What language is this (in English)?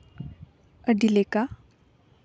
Santali